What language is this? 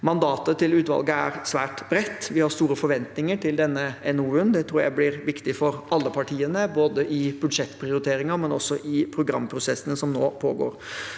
Norwegian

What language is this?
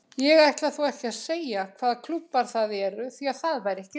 Icelandic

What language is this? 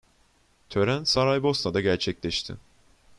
Turkish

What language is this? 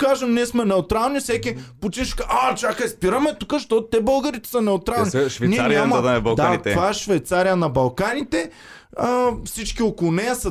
Bulgarian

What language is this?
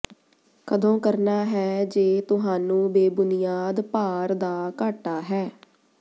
Punjabi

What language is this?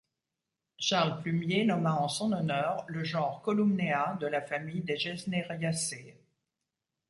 French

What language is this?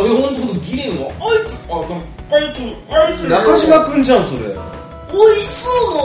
Japanese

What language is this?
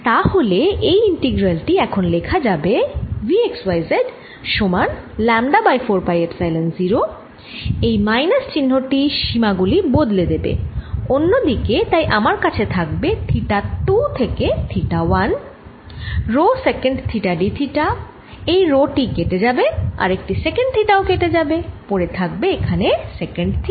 Bangla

